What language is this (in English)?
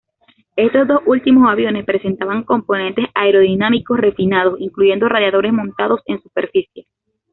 Spanish